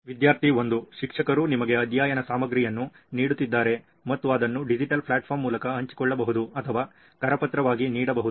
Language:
Kannada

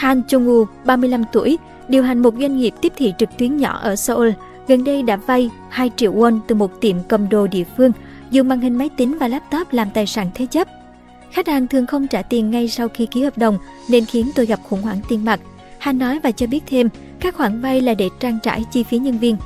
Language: Vietnamese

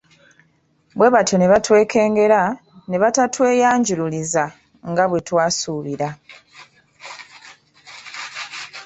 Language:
Ganda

